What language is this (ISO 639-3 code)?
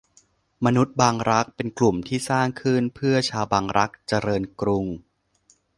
tha